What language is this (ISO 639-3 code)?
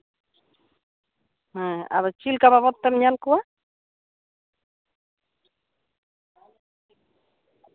sat